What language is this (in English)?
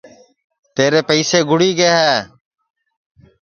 Sansi